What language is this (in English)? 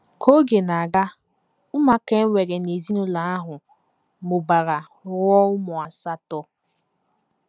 Igbo